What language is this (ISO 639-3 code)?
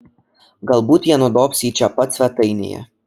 lit